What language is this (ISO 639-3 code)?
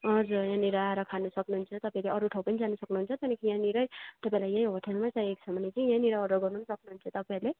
nep